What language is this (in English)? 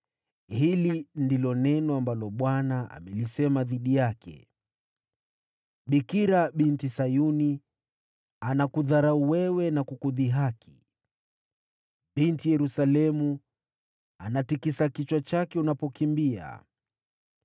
Swahili